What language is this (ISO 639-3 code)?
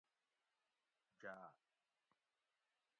gwc